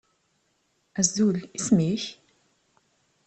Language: Kabyle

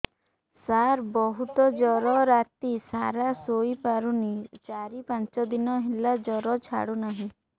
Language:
Odia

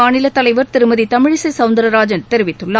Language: Tamil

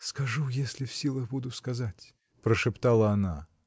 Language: Russian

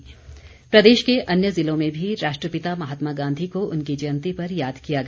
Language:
Hindi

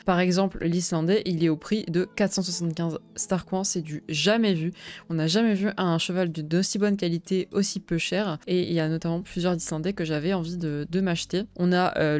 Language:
French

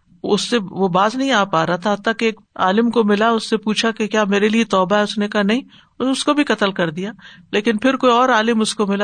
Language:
Urdu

